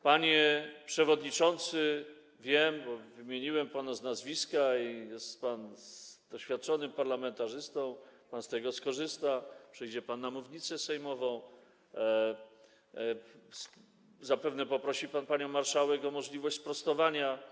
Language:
Polish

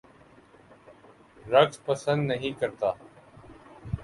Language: Urdu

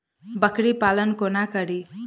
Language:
Maithili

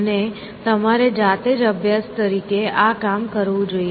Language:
Gujarati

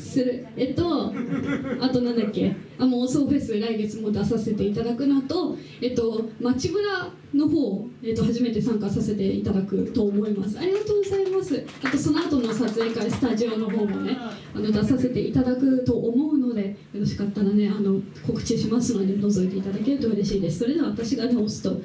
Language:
Japanese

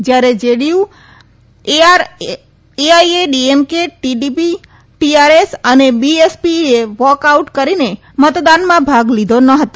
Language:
Gujarati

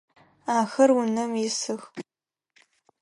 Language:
Adyghe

